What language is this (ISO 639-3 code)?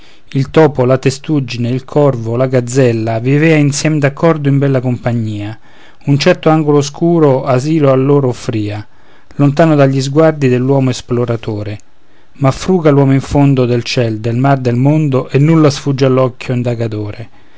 ita